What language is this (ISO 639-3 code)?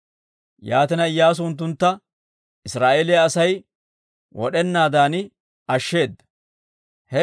dwr